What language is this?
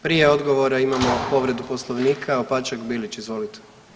Croatian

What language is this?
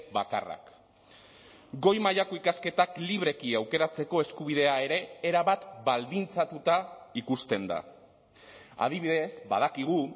Basque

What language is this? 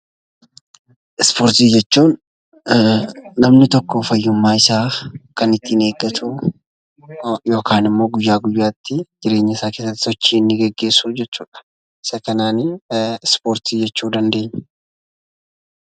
Oromo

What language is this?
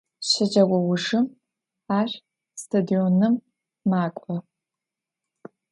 Adyghe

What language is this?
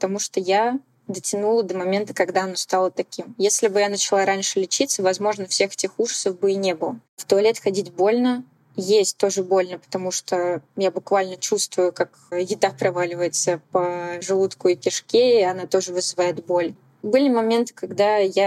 Russian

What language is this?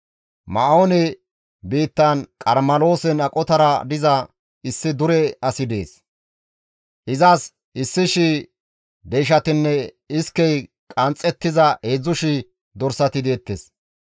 Gamo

